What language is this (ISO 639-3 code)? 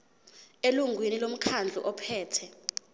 zul